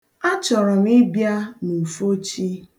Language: Igbo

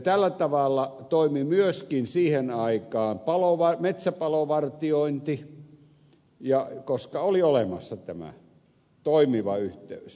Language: Finnish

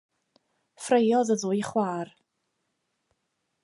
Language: Welsh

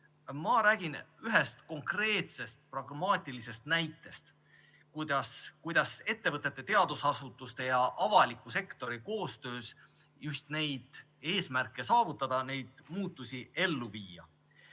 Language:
Estonian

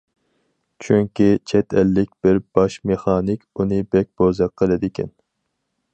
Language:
Uyghur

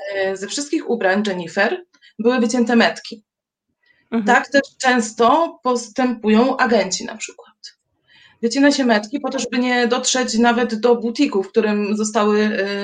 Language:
Polish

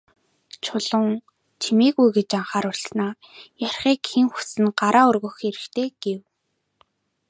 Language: Mongolian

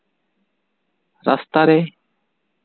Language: Santali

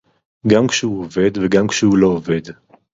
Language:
Hebrew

